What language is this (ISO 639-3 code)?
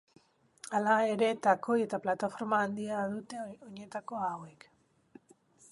eus